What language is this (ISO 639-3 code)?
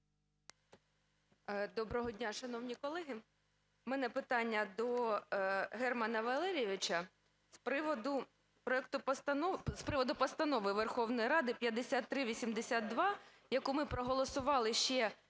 ukr